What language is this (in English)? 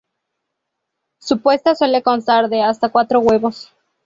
Spanish